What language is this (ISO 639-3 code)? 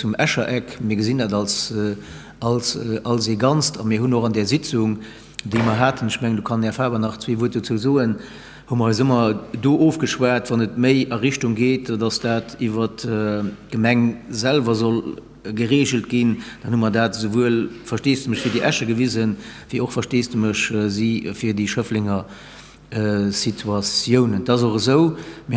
deu